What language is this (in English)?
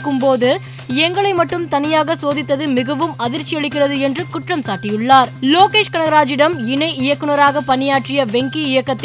Tamil